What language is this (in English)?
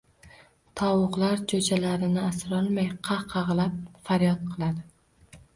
Uzbek